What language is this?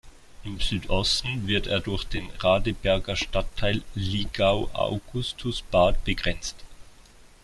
German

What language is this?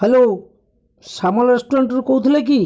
Odia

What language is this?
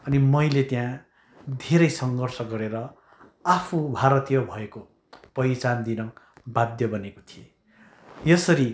Nepali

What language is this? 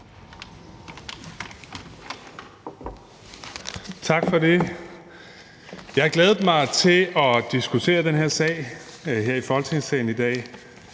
Danish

